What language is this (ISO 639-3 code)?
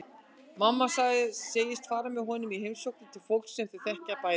isl